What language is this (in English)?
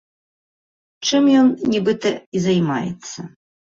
Belarusian